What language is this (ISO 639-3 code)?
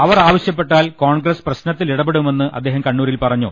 mal